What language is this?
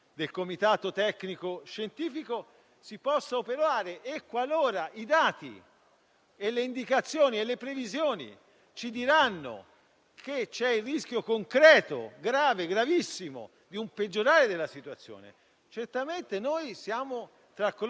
Italian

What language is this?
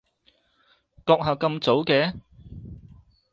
Cantonese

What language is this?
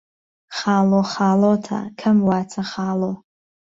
Central Kurdish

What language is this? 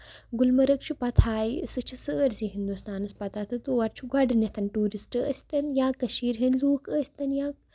Kashmiri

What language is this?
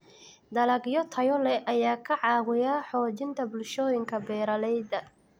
Somali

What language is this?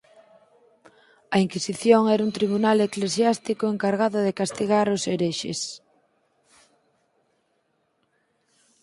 Galician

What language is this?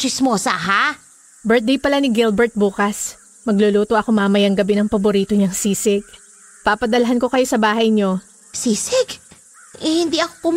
Filipino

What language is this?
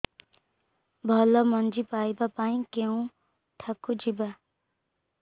Odia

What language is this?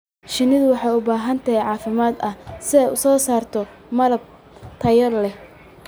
Somali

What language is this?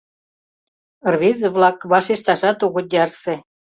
Mari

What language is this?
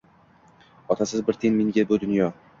Uzbek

